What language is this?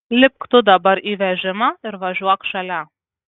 Lithuanian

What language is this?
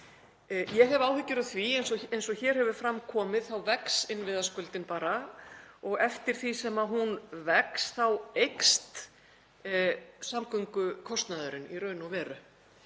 Icelandic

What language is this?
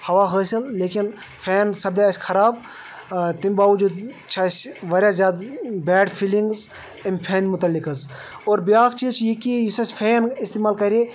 Kashmiri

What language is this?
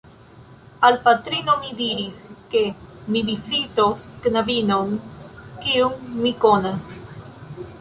Esperanto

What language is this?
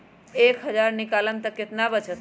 Magahi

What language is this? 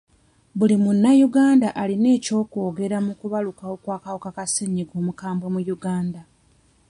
Ganda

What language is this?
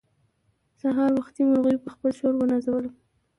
Pashto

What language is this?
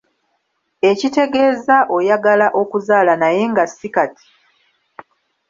Ganda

